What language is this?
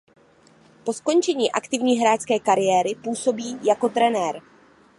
Czech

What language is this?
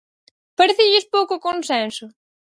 Galician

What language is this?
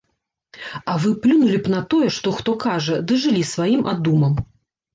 Belarusian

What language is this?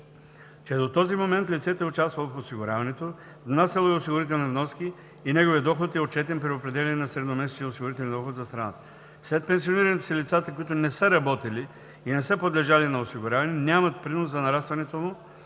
Bulgarian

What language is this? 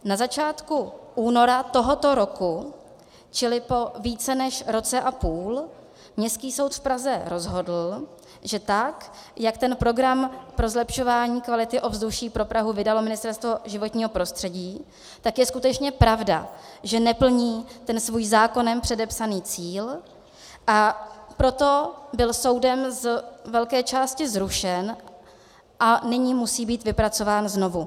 Czech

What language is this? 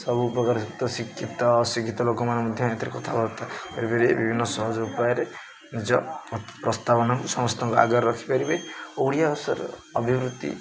Odia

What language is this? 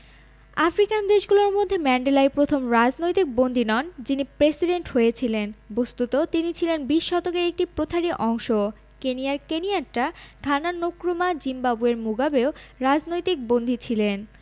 Bangla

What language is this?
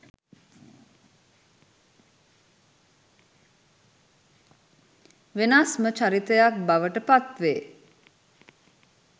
Sinhala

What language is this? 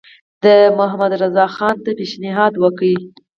Pashto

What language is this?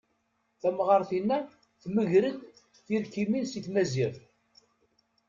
Kabyle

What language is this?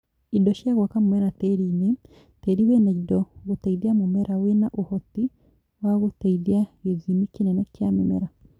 Kikuyu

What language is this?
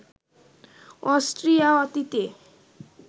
Bangla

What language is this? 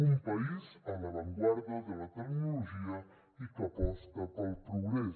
Catalan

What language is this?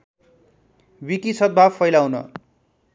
Nepali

